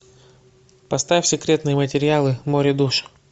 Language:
Russian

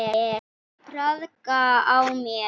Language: Icelandic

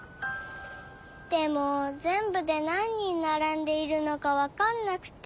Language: Japanese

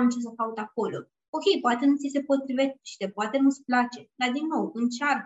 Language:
Romanian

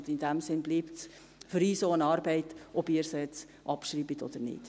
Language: Swiss German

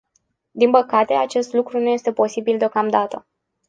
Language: Romanian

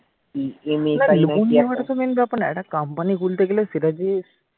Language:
Bangla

